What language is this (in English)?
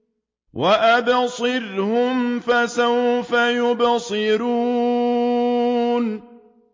Arabic